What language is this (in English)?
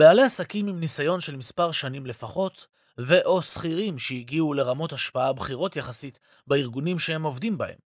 Hebrew